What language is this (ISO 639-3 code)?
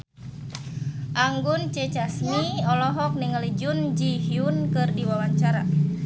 sun